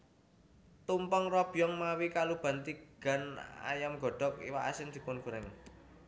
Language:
Javanese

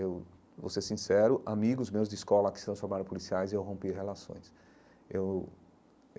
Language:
Portuguese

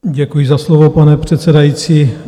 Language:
Czech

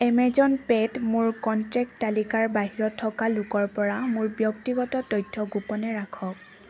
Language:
Assamese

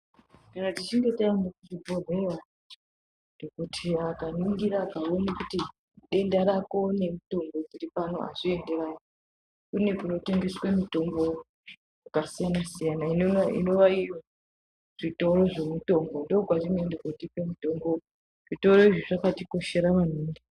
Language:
Ndau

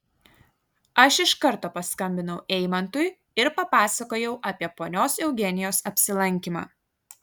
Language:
Lithuanian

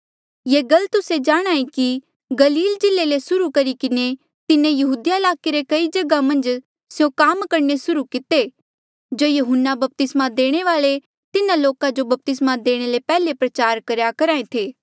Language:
Mandeali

